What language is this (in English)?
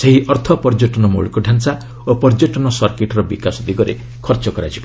Odia